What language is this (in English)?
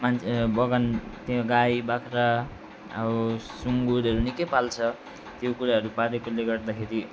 Nepali